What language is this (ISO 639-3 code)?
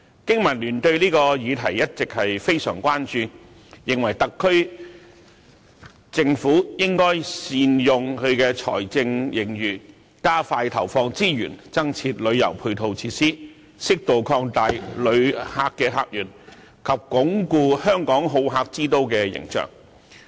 yue